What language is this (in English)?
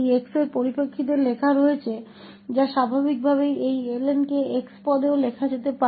Hindi